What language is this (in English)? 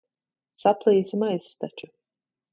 Latvian